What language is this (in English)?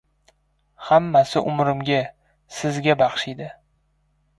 Uzbek